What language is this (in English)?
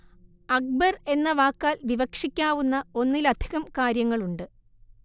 Malayalam